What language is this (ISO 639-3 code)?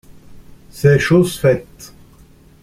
fra